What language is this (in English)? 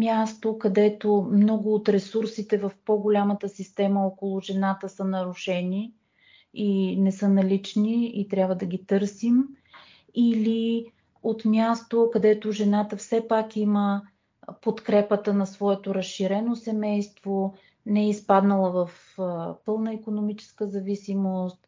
Bulgarian